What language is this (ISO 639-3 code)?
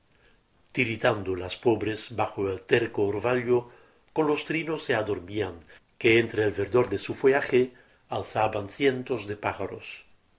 spa